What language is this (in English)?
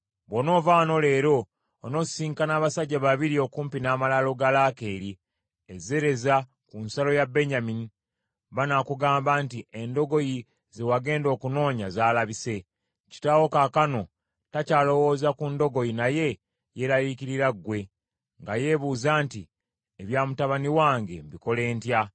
Ganda